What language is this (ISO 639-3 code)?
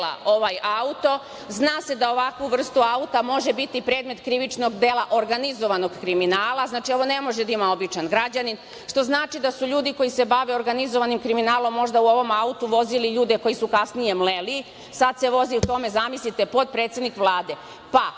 srp